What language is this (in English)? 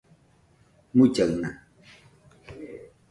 Nüpode Huitoto